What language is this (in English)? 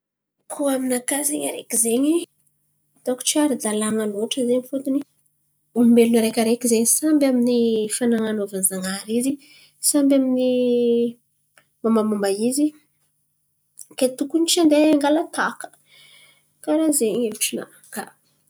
Antankarana Malagasy